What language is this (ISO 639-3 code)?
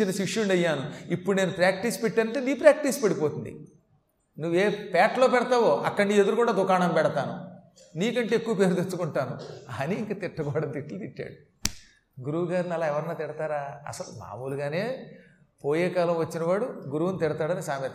tel